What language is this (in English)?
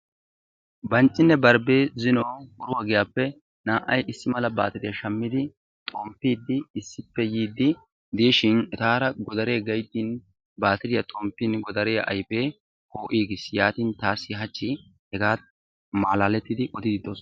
Wolaytta